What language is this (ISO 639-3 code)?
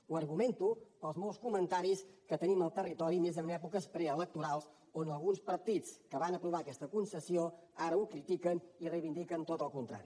cat